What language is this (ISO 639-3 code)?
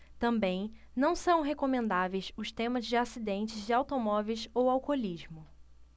por